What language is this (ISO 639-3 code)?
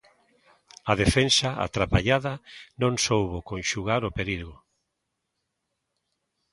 glg